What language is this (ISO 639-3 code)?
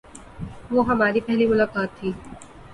urd